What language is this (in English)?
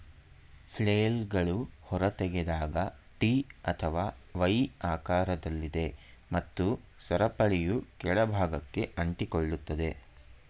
Kannada